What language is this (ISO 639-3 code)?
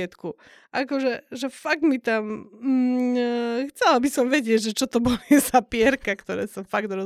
slk